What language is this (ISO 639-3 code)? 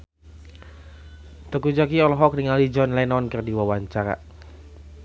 sun